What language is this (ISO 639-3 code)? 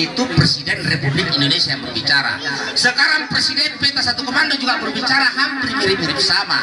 ind